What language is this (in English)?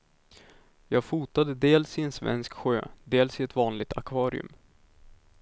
Swedish